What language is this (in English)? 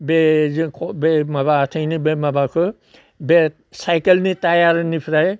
Bodo